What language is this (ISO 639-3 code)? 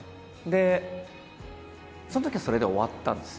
jpn